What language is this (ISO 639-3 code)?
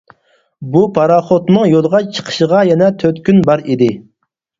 uig